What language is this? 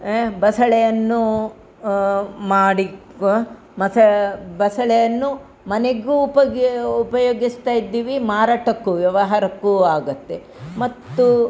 Kannada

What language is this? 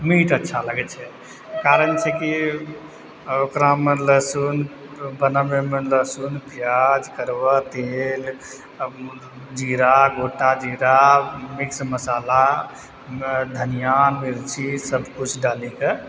Maithili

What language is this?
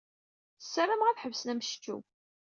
Kabyle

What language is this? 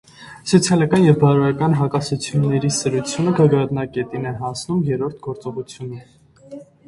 Armenian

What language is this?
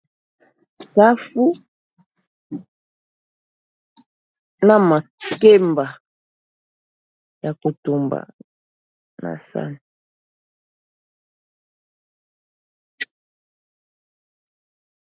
Lingala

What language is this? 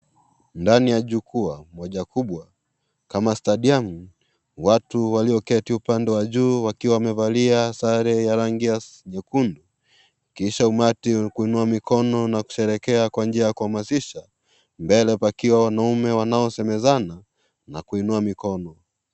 Swahili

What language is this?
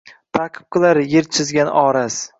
Uzbek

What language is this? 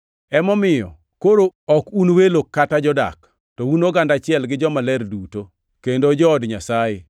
Luo (Kenya and Tanzania)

